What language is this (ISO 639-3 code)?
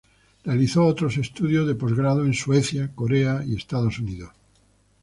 spa